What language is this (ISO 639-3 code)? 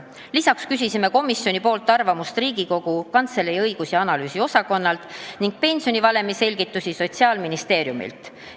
est